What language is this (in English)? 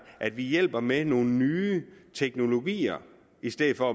Danish